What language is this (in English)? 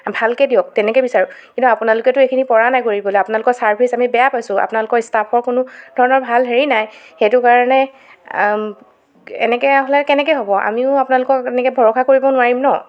Assamese